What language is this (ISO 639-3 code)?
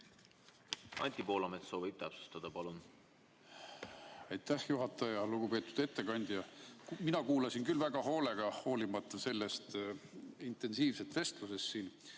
est